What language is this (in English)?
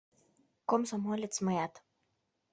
Mari